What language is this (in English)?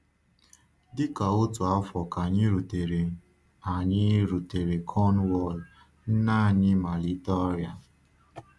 Igbo